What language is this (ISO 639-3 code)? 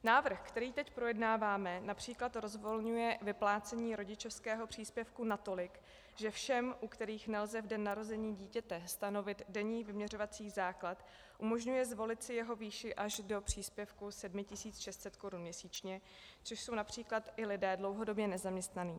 ces